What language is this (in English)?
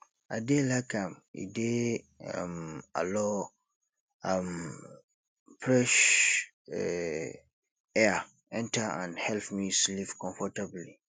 Nigerian Pidgin